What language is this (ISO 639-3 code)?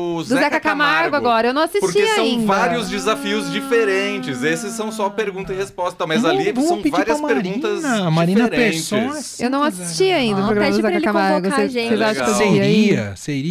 por